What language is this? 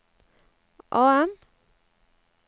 Norwegian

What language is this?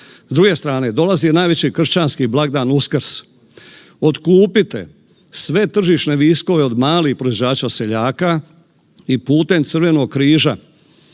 Croatian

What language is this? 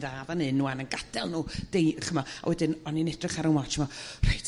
Welsh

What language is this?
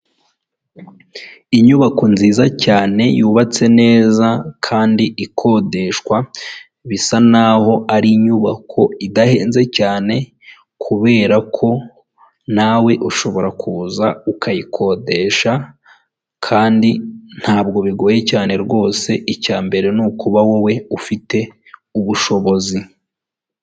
Kinyarwanda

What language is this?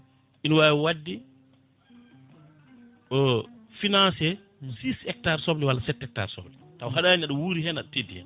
Fula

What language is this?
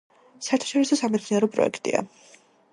Georgian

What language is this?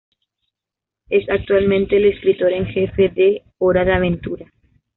Spanish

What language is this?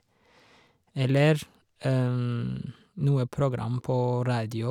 Norwegian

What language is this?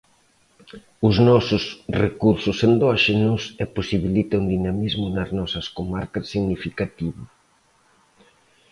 Galician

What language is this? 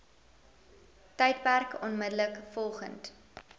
Afrikaans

